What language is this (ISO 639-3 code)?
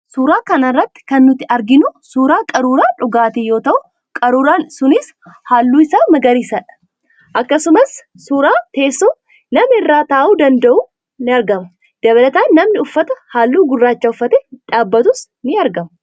orm